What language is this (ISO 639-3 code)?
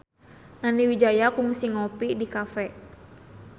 sun